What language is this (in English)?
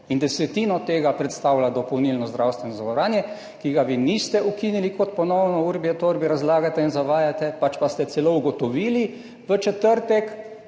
Slovenian